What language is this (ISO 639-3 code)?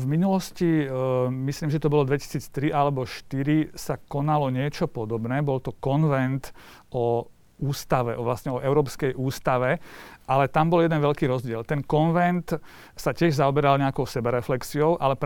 slk